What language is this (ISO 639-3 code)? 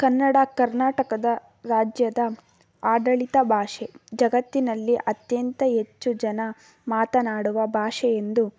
kan